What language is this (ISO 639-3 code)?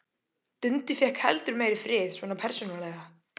isl